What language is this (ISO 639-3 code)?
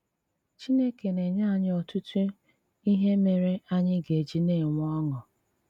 ibo